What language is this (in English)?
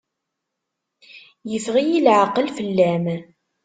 Kabyle